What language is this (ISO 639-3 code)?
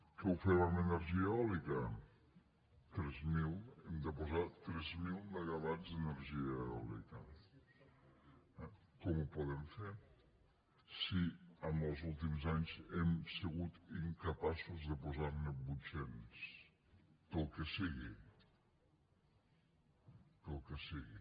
cat